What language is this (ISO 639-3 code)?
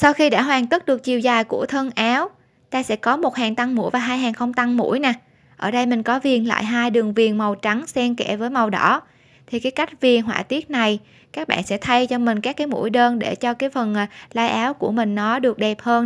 vie